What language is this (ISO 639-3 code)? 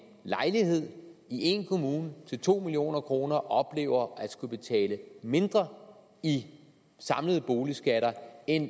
dan